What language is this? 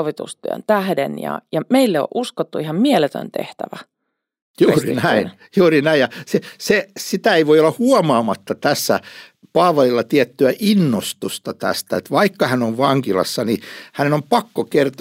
Finnish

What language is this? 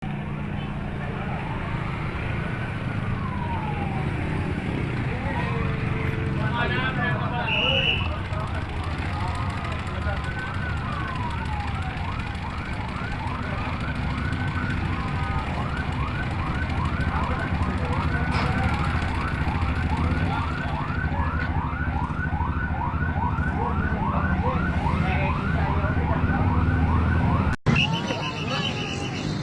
Indonesian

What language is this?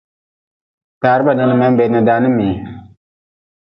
Nawdm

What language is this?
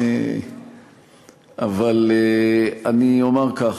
Hebrew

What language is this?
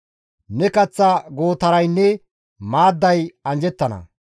Gamo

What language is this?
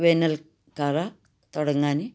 Malayalam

